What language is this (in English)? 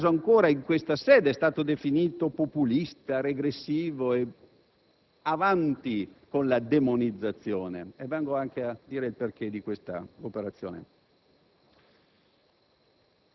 Italian